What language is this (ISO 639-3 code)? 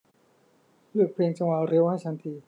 tha